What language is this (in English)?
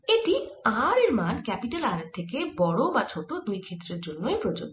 Bangla